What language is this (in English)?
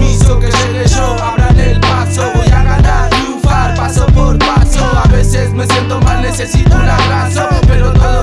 Spanish